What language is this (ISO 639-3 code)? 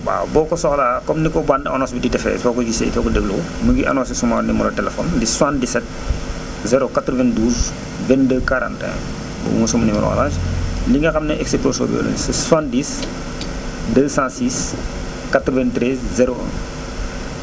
wol